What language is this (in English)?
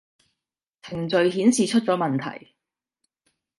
Cantonese